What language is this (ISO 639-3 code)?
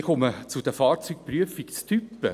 gsw